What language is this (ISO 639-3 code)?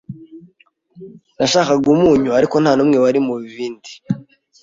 kin